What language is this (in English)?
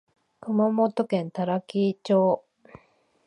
Japanese